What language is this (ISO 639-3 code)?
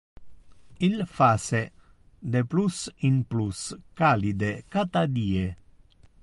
ina